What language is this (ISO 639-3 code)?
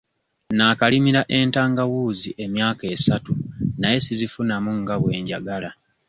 lug